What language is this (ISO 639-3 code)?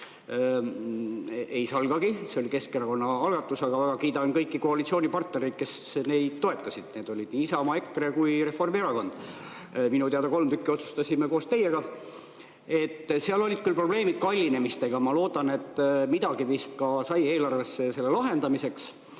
est